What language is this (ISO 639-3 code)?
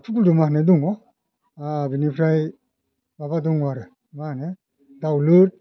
brx